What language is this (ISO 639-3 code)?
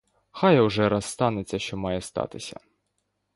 ukr